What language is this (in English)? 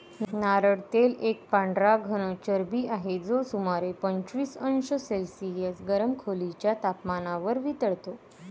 Marathi